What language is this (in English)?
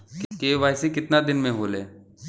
Bhojpuri